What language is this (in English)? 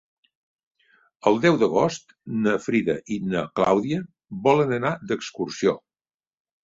Catalan